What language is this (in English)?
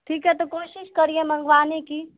Urdu